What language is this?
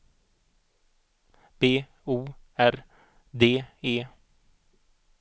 Swedish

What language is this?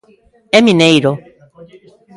Galician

